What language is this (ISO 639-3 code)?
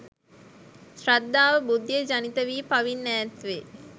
sin